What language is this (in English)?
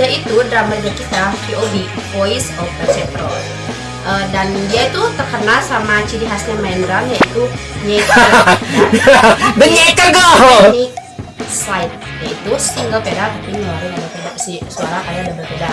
Indonesian